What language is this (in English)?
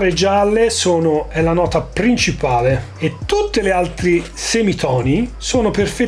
Italian